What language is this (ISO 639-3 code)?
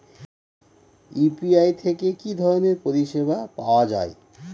ben